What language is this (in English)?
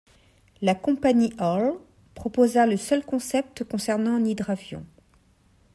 French